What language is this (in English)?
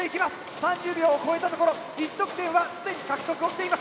Japanese